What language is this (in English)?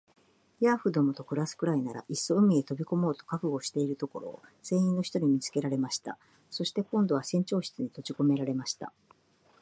Japanese